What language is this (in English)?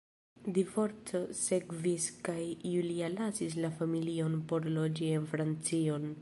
Esperanto